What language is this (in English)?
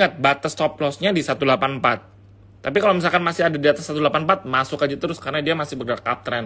Indonesian